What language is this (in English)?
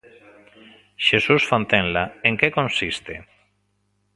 Galician